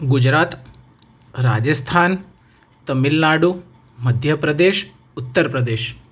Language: Gujarati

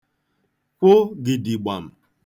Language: Igbo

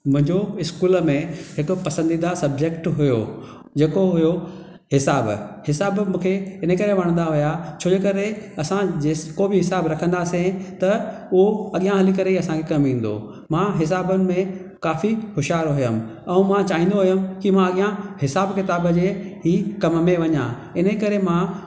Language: Sindhi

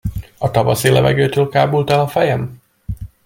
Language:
Hungarian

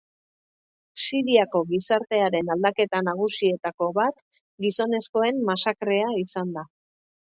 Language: Basque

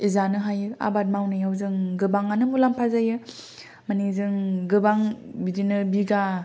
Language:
Bodo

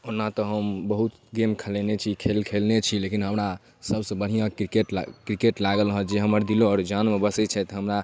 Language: Maithili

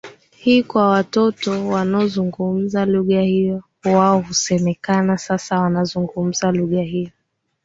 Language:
Swahili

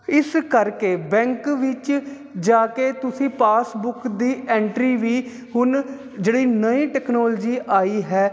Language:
Punjabi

